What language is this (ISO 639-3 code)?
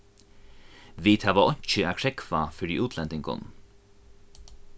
fao